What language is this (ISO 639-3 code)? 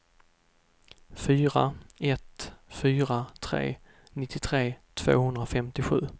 swe